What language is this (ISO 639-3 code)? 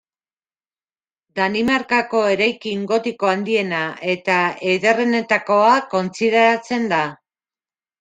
eus